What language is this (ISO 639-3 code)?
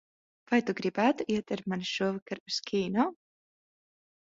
lav